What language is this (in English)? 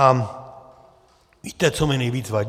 Czech